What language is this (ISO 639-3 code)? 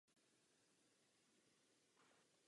ces